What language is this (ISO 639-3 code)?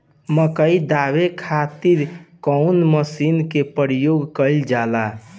bho